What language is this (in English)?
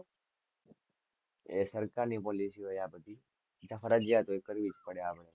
Gujarati